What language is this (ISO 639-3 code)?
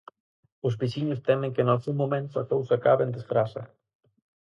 glg